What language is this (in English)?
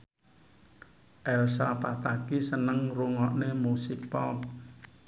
Javanese